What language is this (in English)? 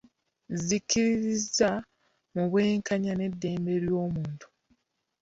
Ganda